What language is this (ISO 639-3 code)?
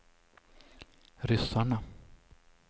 swe